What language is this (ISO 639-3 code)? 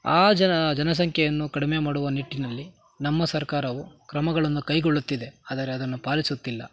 kan